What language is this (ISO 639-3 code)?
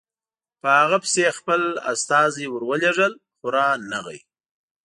pus